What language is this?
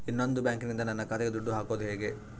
Kannada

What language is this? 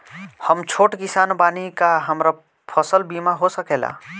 Bhojpuri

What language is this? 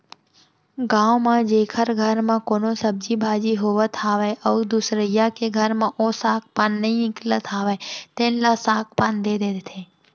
Chhattisgarhi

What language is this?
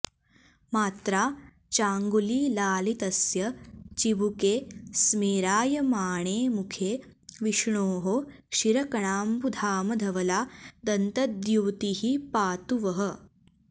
Sanskrit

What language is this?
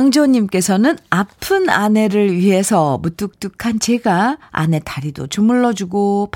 Korean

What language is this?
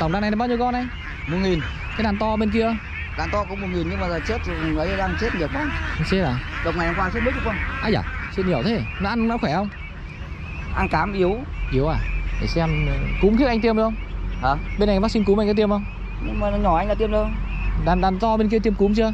Vietnamese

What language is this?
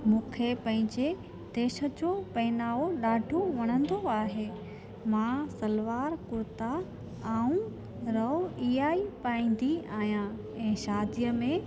Sindhi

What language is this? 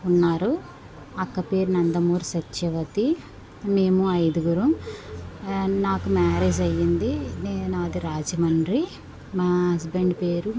Telugu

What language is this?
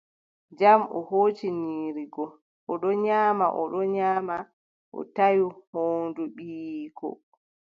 Adamawa Fulfulde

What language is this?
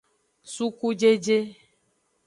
Aja (Benin)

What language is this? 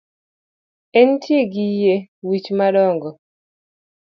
Luo (Kenya and Tanzania)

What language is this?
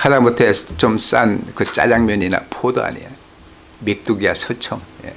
Korean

